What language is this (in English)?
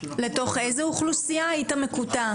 Hebrew